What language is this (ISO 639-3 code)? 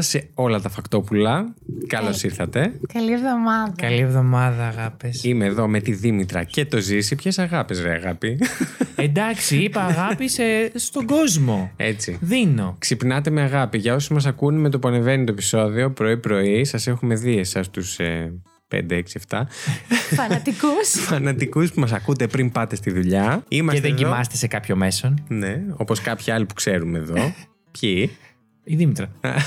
ell